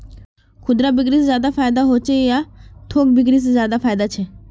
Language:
Magahi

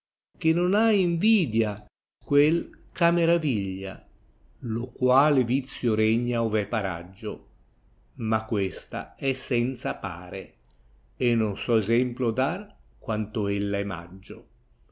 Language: Italian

